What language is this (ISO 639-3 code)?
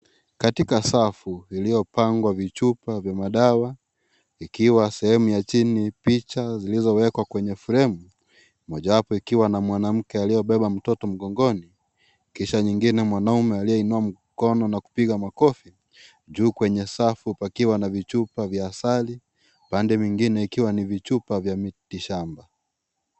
swa